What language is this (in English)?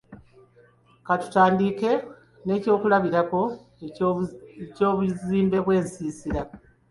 Ganda